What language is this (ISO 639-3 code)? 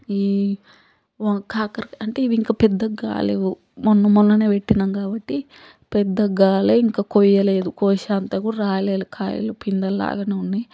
tel